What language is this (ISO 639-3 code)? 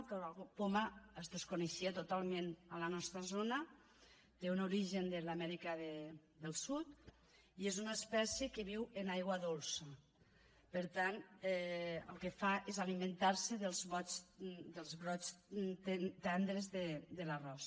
cat